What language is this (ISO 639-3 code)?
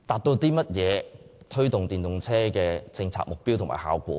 yue